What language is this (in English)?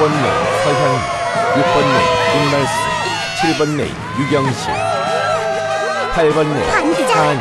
Korean